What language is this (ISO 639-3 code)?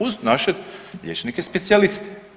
hrv